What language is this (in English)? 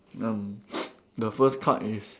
English